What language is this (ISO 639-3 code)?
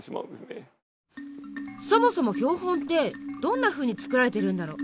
jpn